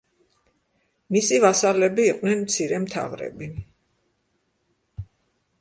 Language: Georgian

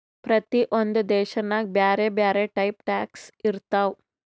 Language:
Kannada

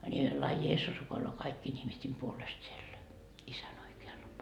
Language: Finnish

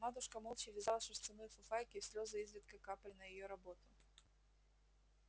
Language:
Russian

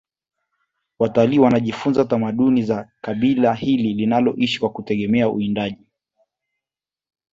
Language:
Swahili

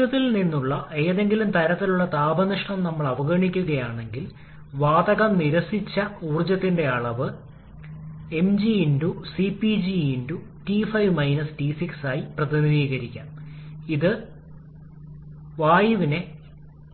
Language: Malayalam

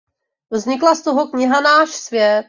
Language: Czech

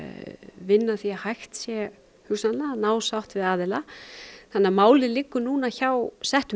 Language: Icelandic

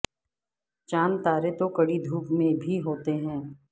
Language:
Urdu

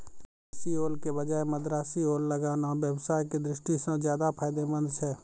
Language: Maithili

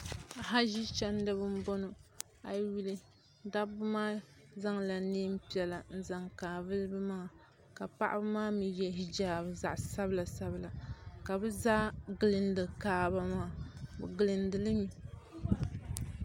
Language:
Dagbani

